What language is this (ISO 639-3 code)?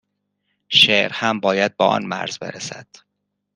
fas